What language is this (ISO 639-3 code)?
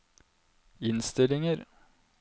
nor